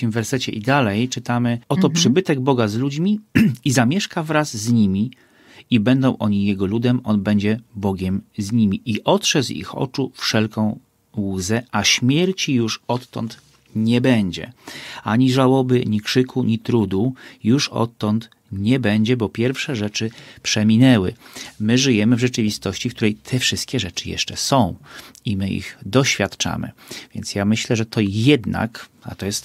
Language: Polish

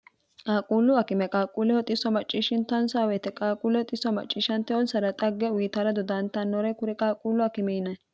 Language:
Sidamo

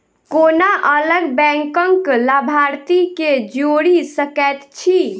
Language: Maithili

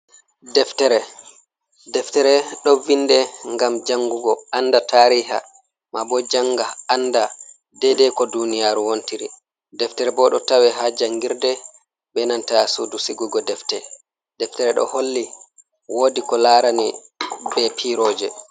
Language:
Fula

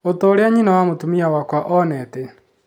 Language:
Kikuyu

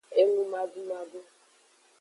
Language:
Aja (Benin)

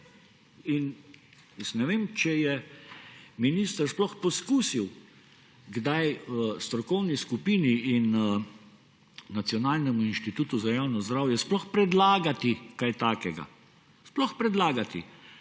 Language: Slovenian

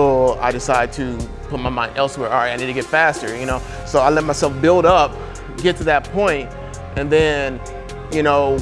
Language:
English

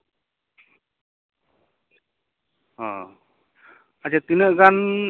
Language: Santali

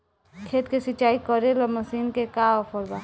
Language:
Bhojpuri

